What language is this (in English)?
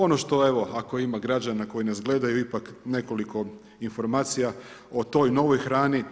Croatian